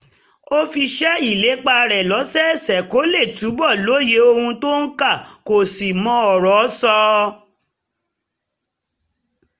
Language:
Yoruba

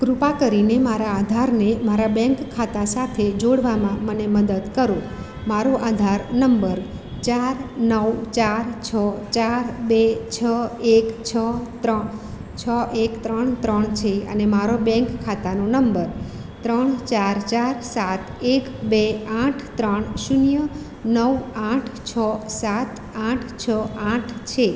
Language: Gujarati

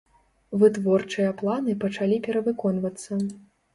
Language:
Belarusian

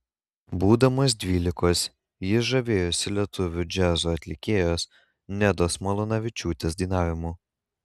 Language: Lithuanian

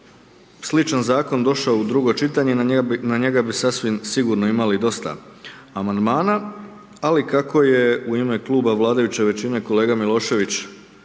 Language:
Croatian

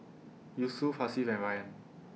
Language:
English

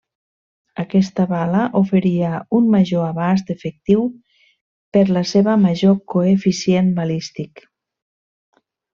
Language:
Catalan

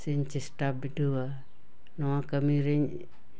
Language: Santali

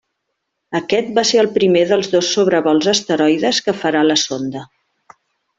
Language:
Catalan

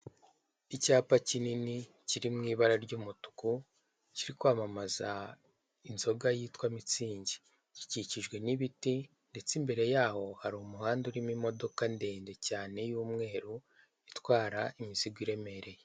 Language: Kinyarwanda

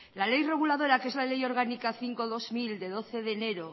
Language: Spanish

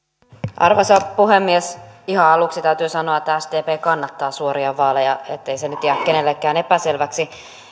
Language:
Finnish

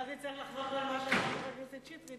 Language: Hebrew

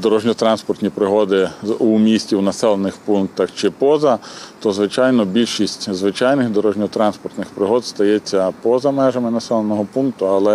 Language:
Ukrainian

